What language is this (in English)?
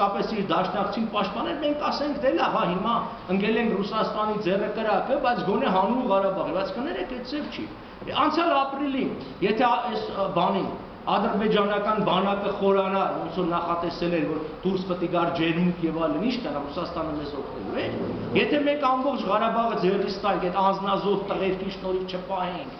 Turkish